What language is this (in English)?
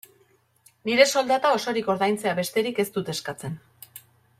Basque